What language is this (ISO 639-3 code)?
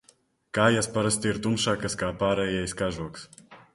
lav